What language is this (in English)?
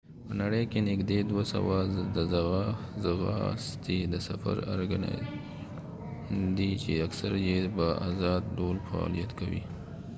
Pashto